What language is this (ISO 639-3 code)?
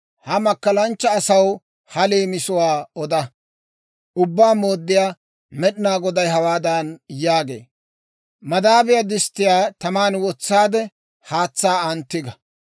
dwr